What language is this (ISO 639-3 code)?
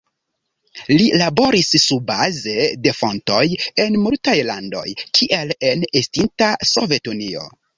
epo